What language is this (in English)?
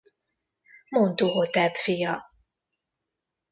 Hungarian